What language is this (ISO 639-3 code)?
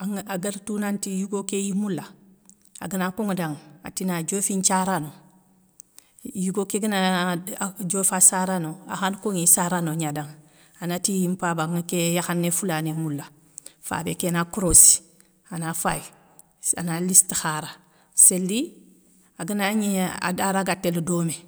snk